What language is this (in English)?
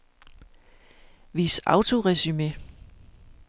Danish